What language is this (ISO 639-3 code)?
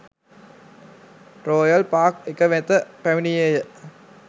sin